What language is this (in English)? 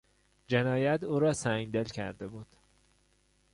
Persian